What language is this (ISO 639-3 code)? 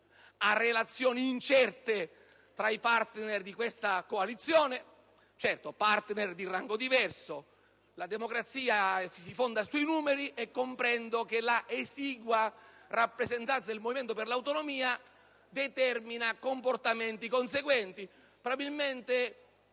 ita